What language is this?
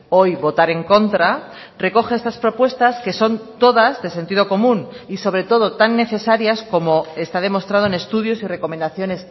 Spanish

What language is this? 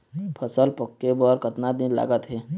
Chhattisgarhi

